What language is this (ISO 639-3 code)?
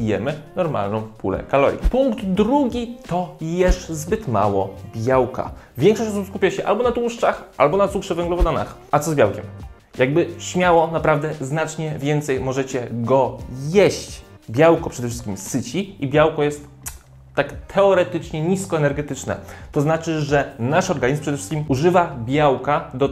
pol